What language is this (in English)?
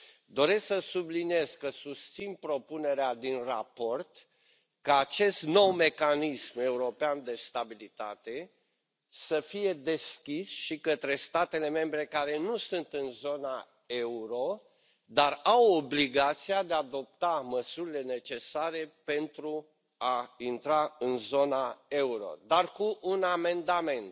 Romanian